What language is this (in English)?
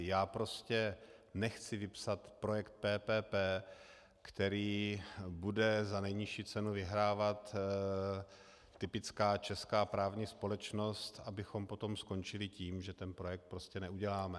Czech